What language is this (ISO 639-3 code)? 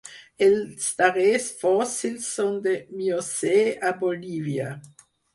cat